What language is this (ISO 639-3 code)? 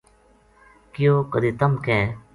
gju